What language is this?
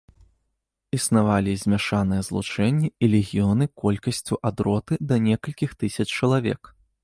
Belarusian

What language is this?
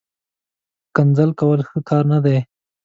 Pashto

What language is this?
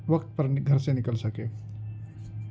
Urdu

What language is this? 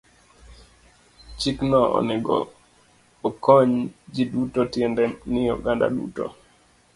Luo (Kenya and Tanzania)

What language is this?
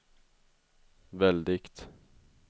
Swedish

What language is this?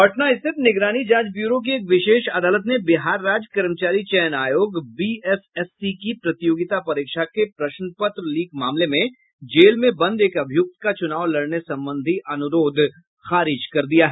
Hindi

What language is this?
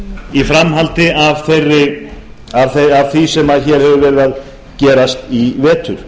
Icelandic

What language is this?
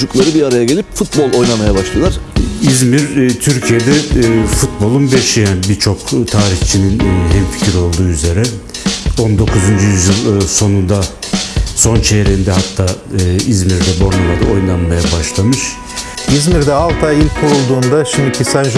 Turkish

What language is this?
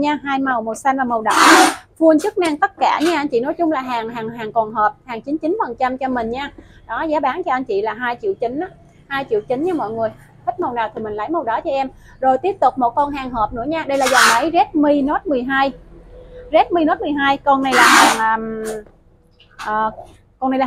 Vietnamese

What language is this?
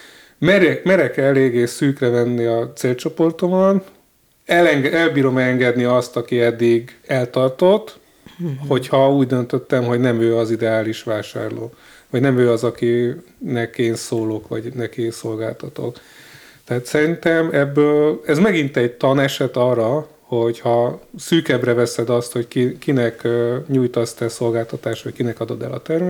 Hungarian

